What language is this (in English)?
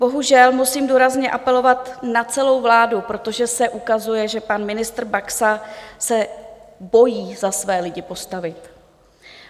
Czech